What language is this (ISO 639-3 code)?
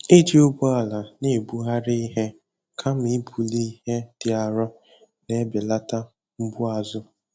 ibo